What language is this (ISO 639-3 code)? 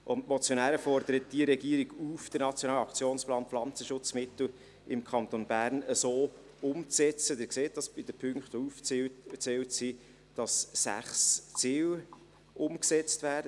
gsw